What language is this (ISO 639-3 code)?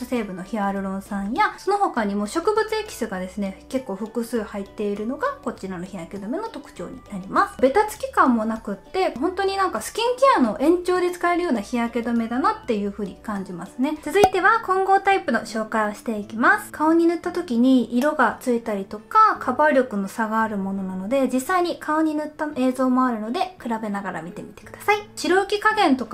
jpn